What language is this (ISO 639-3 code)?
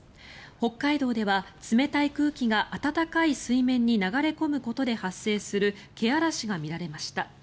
jpn